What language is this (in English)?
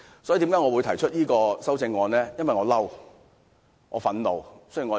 Cantonese